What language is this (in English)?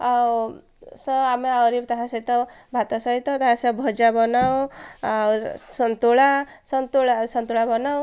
Odia